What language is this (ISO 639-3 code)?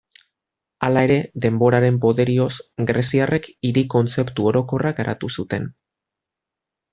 eus